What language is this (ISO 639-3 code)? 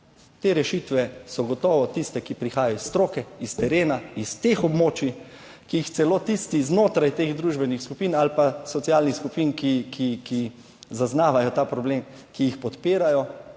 slv